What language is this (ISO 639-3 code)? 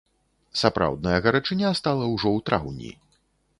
bel